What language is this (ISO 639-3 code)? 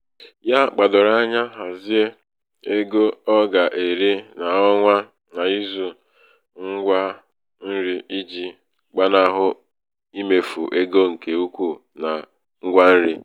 ibo